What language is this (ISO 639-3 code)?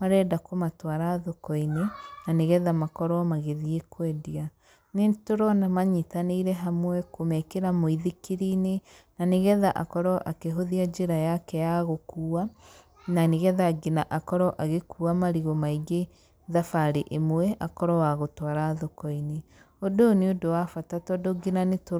kik